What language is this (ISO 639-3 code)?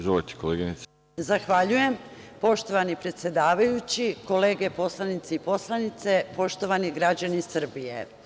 srp